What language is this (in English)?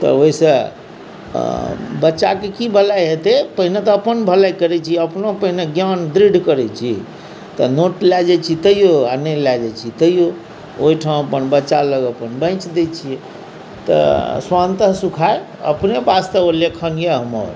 Maithili